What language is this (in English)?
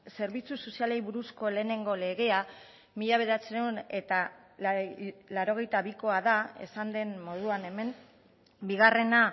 Basque